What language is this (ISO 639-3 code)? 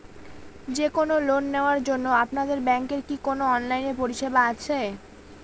ben